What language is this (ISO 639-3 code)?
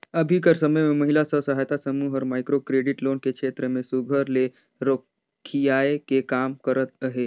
hne